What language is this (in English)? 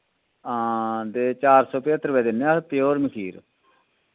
Dogri